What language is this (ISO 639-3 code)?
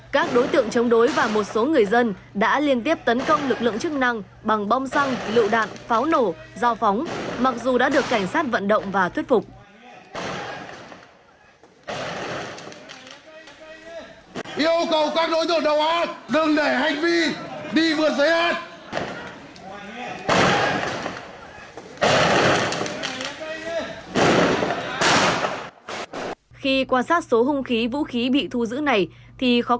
vie